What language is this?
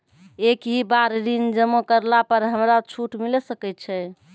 Maithili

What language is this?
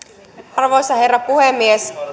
Finnish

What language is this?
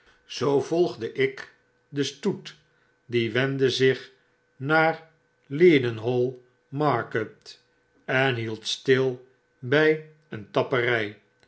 Dutch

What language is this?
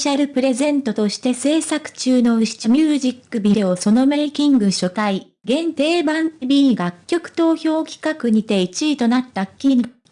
Japanese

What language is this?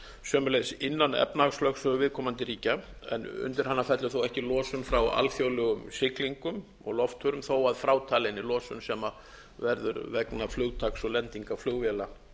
Icelandic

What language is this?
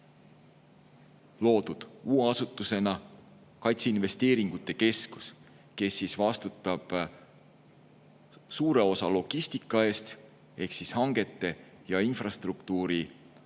Estonian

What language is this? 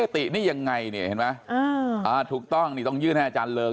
Thai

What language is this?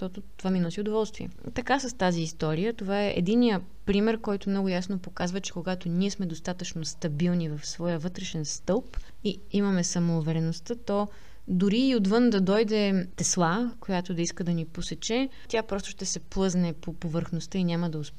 Bulgarian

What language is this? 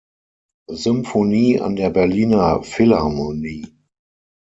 German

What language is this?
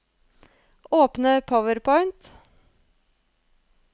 Norwegian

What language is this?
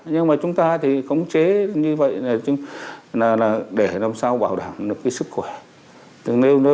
Vietnamese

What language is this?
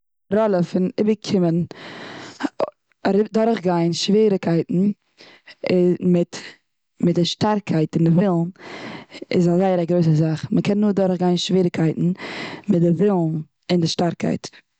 Yiddish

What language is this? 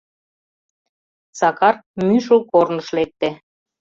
Mari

